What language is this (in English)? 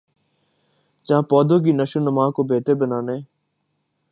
Urdu